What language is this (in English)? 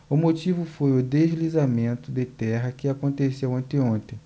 Portuguese